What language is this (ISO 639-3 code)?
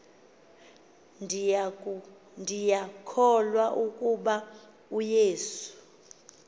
xho